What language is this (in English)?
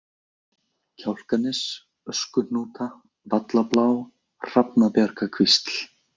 Icelandic